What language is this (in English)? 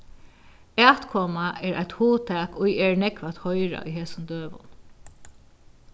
Faroese